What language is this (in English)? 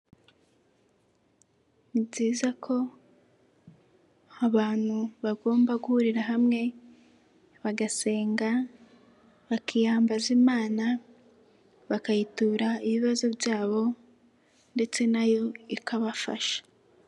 Kinyarwanda